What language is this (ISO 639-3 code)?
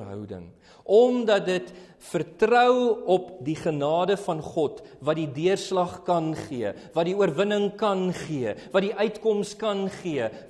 nld